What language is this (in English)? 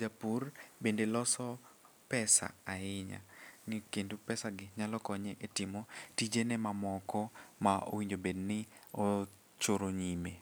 Luo (Kenya and Tanzania)